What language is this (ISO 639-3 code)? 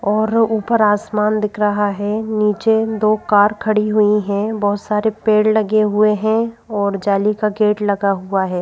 hin